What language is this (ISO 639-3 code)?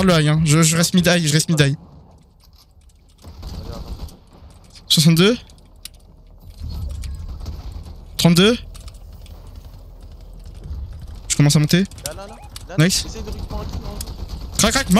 fra